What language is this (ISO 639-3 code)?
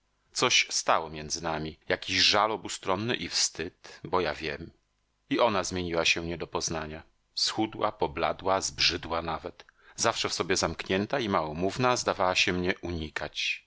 pol